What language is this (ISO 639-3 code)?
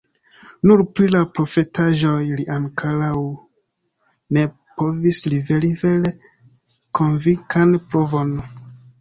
epo